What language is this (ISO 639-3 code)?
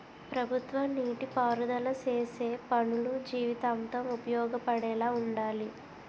tel